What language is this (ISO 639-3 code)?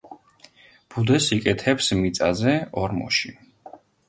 kat